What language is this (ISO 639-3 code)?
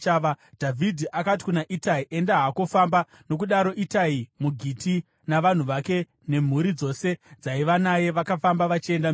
sna